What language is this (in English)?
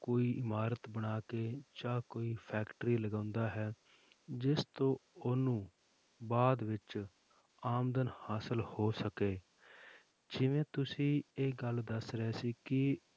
Punjabi